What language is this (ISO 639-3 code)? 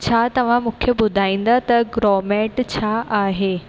snd